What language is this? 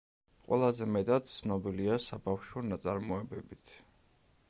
Georgian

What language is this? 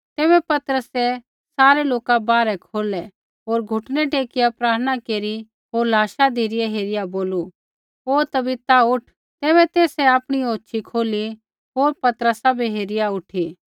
Kullu Pahari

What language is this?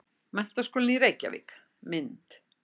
Icelandic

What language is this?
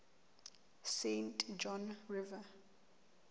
Southern Sotho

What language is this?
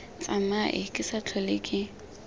Tswana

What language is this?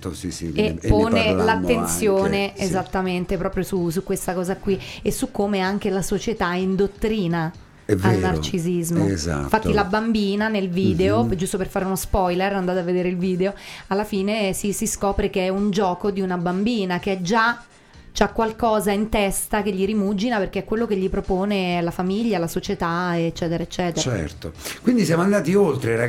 Italian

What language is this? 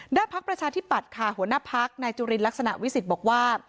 Thai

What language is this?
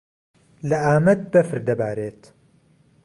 Central Kurdish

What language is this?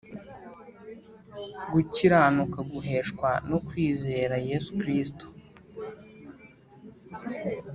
Kinyarwanda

